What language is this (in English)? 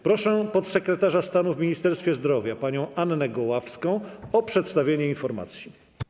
Polish